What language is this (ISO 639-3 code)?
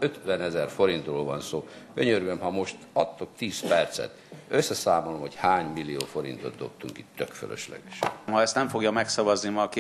hun